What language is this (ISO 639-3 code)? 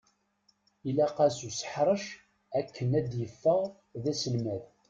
kab